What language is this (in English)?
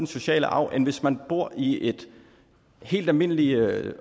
Danish